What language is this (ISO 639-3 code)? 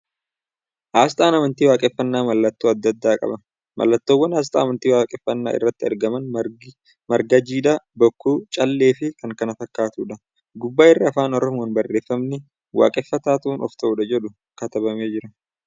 orm